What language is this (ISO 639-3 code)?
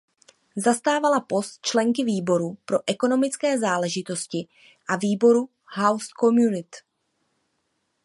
ces